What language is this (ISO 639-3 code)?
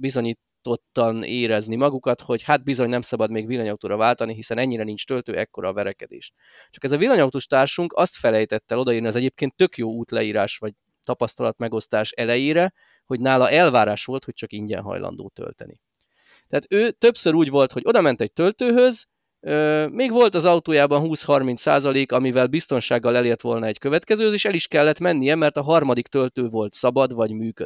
hun